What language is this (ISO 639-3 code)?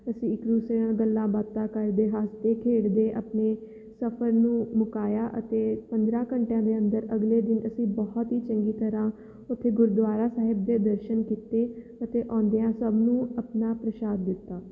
pan